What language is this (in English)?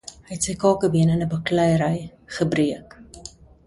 Afrikaans